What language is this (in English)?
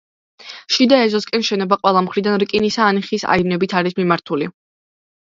Georgian